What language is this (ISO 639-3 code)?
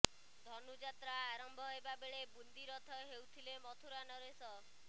ori